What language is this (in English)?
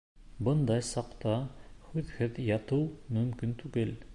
Bashkir